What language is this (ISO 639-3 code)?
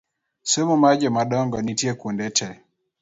luo